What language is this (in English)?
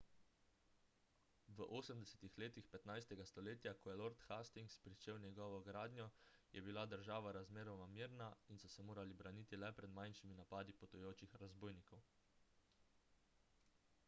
Slovenian